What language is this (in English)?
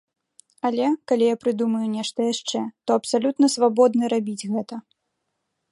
Belarusian